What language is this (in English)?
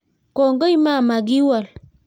Kalenjin